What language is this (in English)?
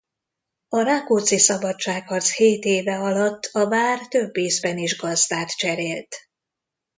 Hungarian